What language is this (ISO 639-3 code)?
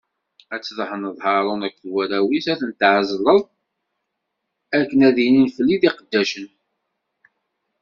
kab